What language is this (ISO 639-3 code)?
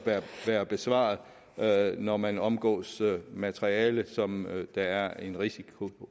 dan